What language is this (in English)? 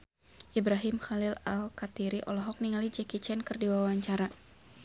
Sundanese